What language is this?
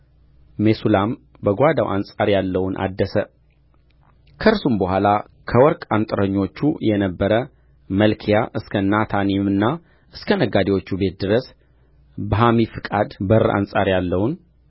Amharic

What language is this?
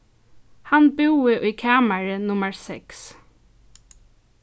Faroese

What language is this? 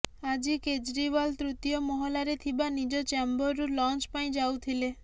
Odia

